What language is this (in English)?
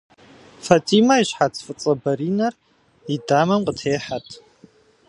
Kabardian